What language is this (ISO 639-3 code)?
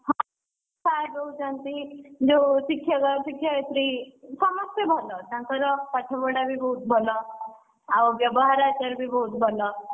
ori